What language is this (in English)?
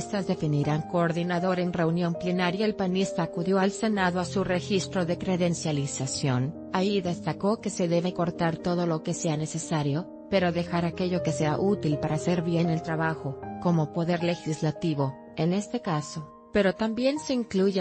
Spanish